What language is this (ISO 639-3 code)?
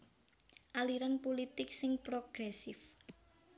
jav